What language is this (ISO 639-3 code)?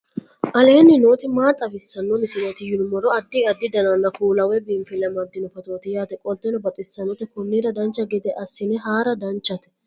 sid